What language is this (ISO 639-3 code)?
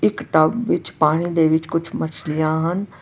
pan